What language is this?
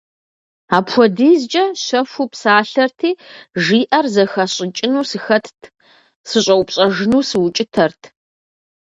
Kabardian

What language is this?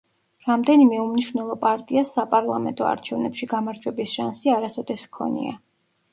Georgian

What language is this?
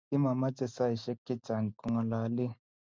Kalenjin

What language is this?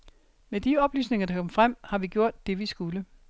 Danish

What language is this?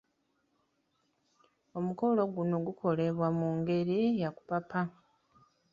Ganda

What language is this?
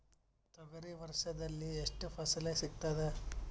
Kannada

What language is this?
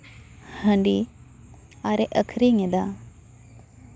Santali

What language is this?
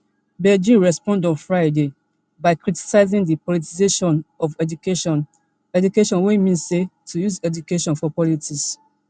Nigerian Pidgin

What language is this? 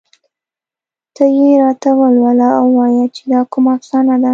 Pashto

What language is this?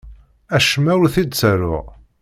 Kabyle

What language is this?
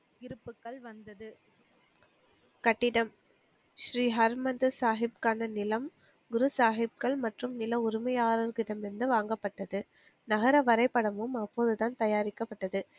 Tamil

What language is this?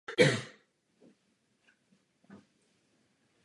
Czech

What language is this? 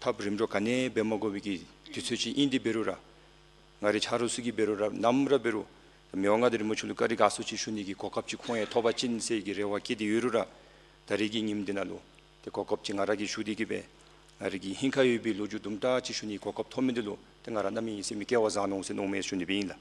Korean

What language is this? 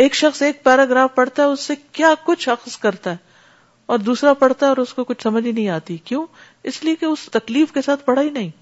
Urdu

